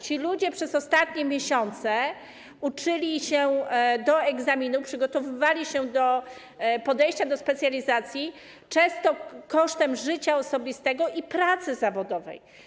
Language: Polish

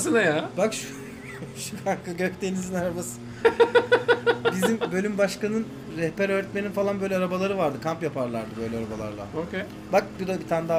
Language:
Turkish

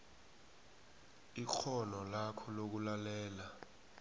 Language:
South Ndebele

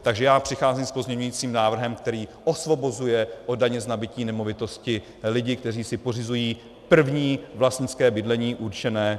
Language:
Czech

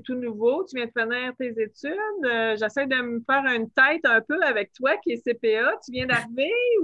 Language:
French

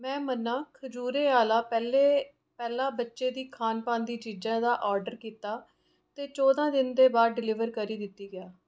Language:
Dogri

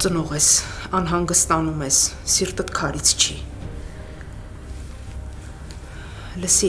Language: Turkish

